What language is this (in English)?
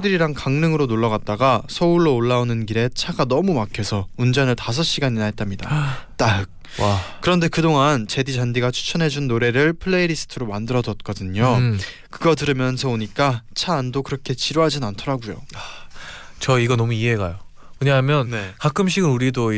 Korean